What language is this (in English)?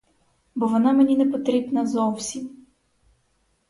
Ukrainian